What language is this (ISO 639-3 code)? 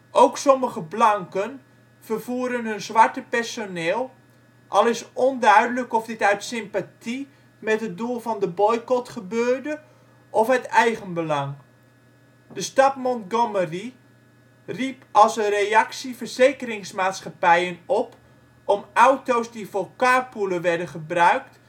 nld